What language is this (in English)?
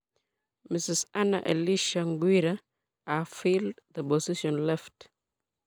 Kalenjin